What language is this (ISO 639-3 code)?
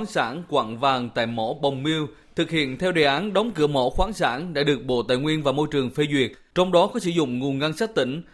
vie